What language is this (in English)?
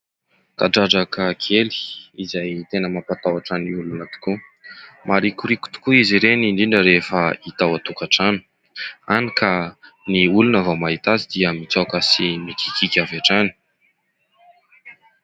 Malagasy